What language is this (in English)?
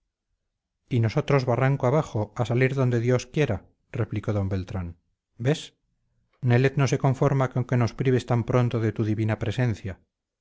Spanish